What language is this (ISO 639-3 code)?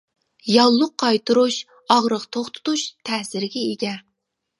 uig